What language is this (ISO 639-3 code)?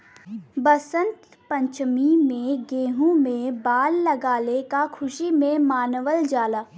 bho